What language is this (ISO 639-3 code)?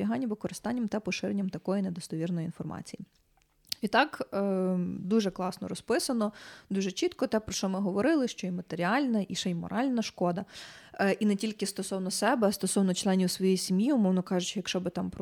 ukr